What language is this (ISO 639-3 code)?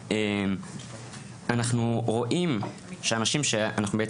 heb